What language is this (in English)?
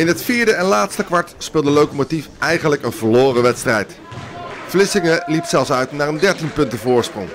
Dutch